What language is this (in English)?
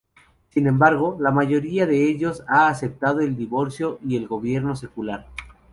Spanish